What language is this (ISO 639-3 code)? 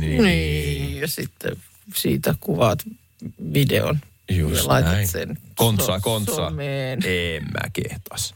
fin